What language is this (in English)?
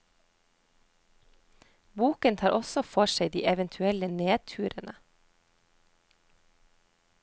Norwegian